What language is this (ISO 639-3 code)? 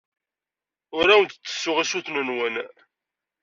kab